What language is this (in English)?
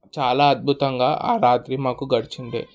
Telugu